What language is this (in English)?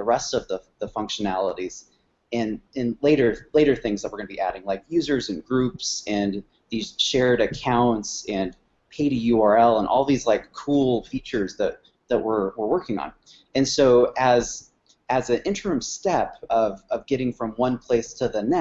English